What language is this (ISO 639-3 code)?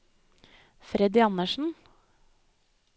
nor